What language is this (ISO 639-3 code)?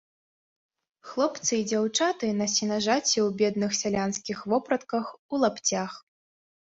bel